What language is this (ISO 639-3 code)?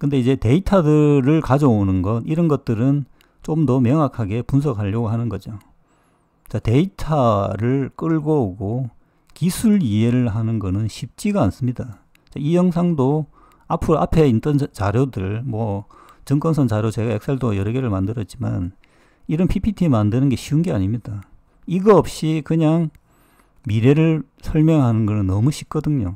kor